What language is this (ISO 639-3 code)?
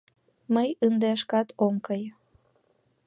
chm